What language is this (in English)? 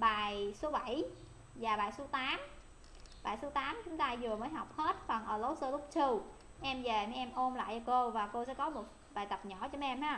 Vietnamese